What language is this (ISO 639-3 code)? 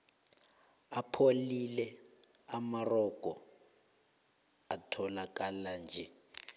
nbl